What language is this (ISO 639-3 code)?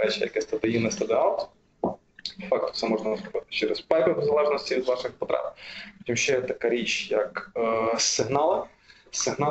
ukr